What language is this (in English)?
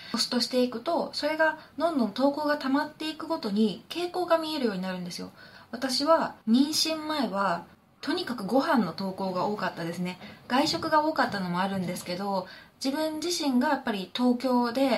Japanese